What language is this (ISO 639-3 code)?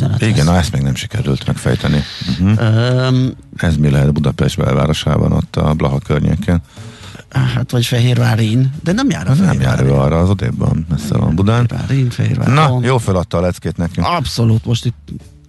hun